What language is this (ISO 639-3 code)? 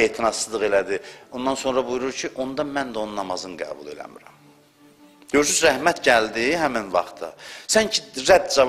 tur